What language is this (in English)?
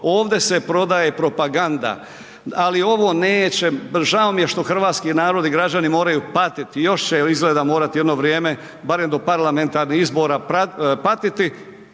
Croatian